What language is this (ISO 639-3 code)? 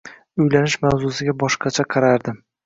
uzb